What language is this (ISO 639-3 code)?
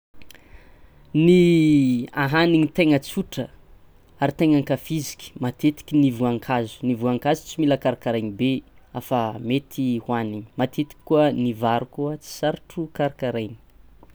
xmw